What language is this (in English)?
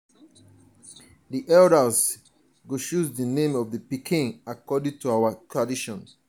Nigerian Pidgin